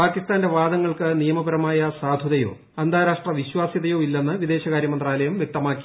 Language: Malayalam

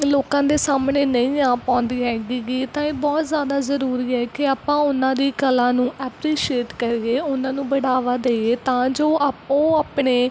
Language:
Punjabi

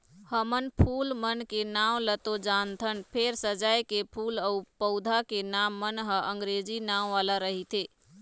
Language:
Chhattisgarhi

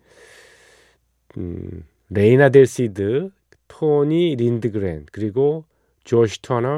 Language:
Korean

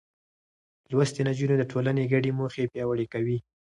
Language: Pashto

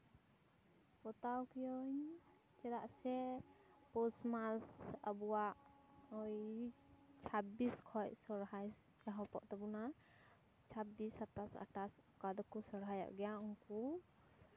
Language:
Santali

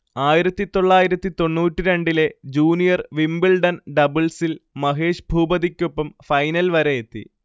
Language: Malayalam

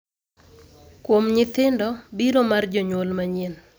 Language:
Luo (Kenya and Tanzania)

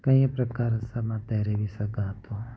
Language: Sindhi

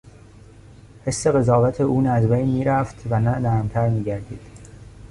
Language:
Persian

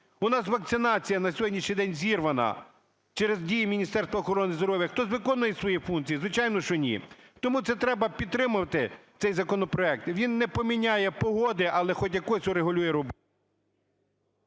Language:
Ukrainian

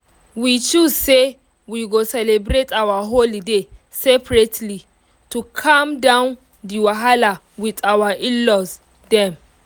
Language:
Nigerian Pidgin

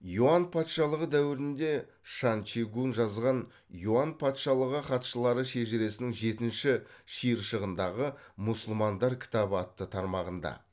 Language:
Kazakh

